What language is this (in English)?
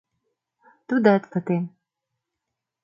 Mari